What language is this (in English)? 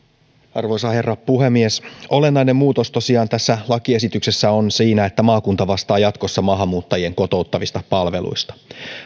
Finnish